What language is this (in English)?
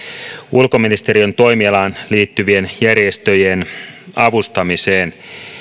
Finnish